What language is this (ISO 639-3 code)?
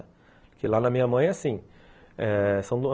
por